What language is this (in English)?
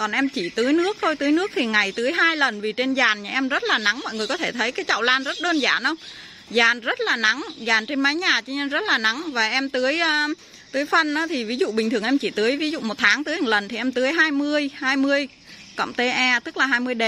Vietnamese